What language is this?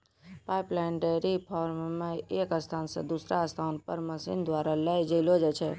Maithili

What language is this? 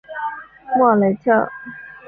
Chinese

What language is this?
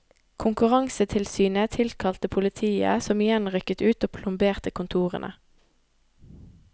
Norwegian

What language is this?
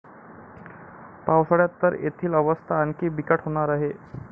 Marathi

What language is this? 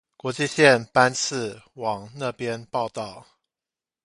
Chinese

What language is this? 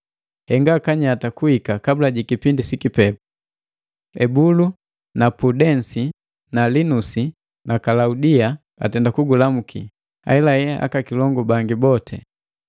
Matengo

